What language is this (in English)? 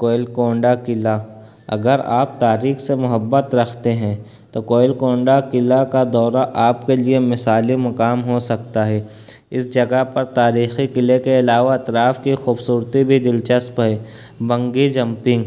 Urdu